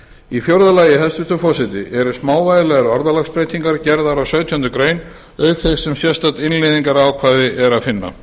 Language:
Icelandic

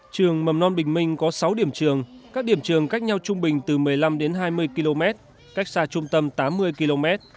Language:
Vietnamese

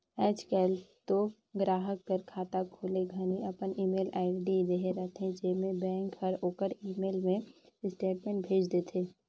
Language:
Chhattisgarhi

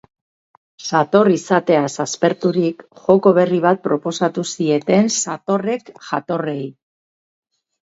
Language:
Basque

